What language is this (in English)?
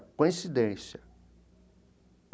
Portuguese